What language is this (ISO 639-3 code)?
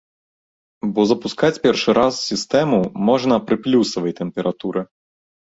bel